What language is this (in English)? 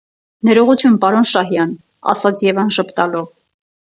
Armenian